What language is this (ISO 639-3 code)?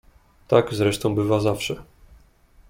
pol